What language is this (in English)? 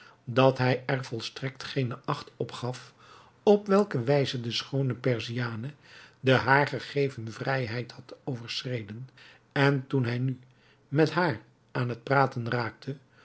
Dutch